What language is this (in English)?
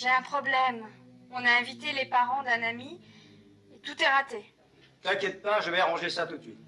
French